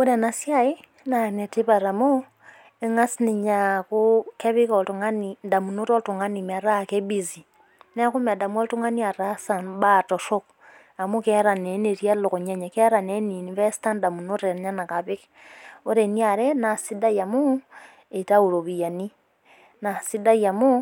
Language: Masai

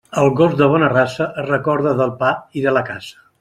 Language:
Catalan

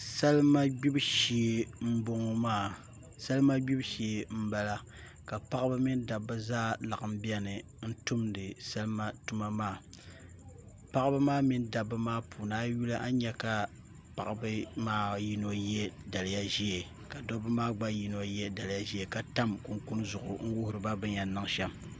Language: Dagbani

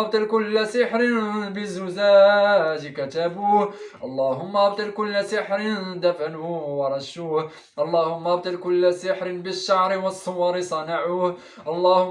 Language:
Arabic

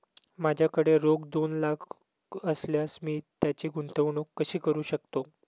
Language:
Marathi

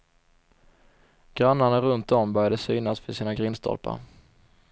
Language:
Swedish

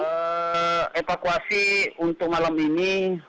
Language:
Indonesian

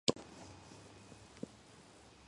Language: Georgian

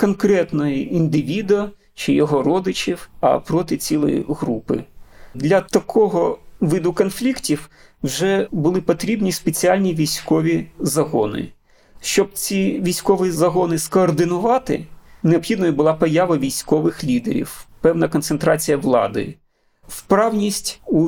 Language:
Ukrainian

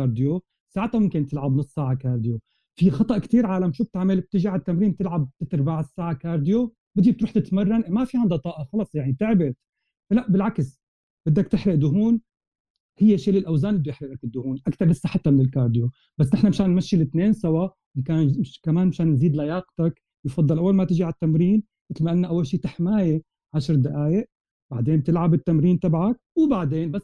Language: Arabic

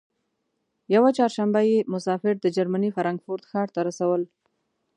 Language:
Pashto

